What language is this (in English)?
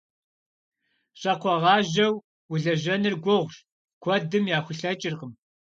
Kabardian